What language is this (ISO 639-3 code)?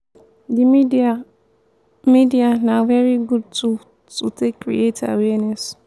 pcm